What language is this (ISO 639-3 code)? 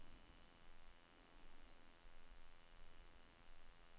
nor